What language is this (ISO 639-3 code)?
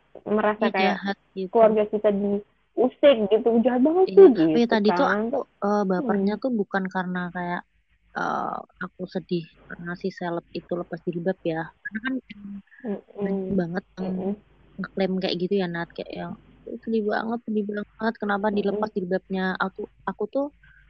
ind